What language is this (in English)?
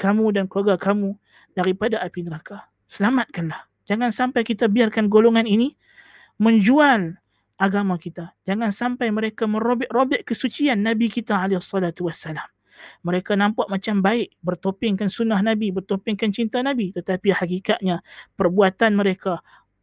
Malay